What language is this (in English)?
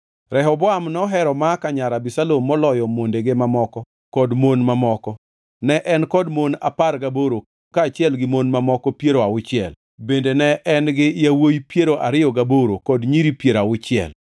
Luo (Kenya and Tanzania)